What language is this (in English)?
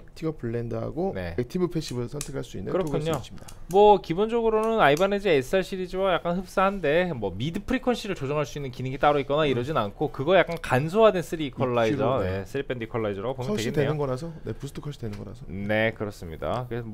Korean